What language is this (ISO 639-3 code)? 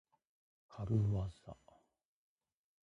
jpn